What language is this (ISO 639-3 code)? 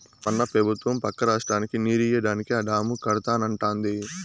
tel